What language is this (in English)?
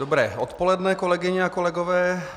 Czech